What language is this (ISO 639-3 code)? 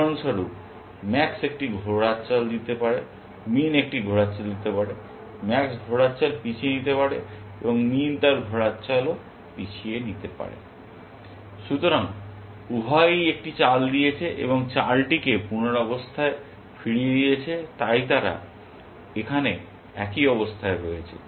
ben